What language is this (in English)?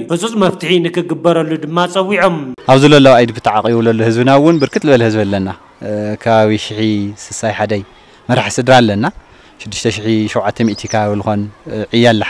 Arabic